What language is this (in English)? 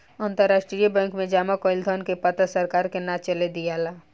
Bhojpuri